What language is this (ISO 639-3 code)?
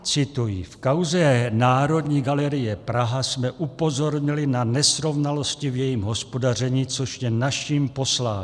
ces